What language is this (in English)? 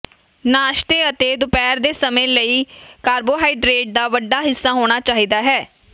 Punjabi